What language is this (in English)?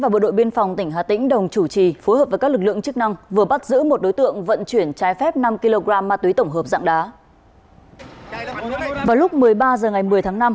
Vietnamese